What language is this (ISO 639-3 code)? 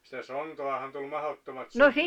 fin